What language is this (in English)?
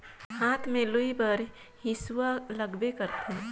Chhattisgarhi